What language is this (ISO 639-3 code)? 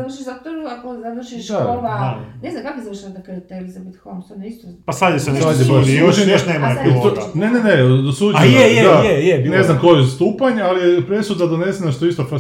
hrv